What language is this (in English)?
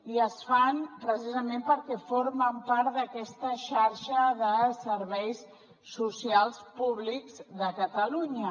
Catalan